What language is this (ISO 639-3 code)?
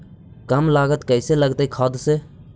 mag